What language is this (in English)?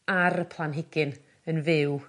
Welsh